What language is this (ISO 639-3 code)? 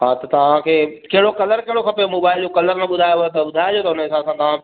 snd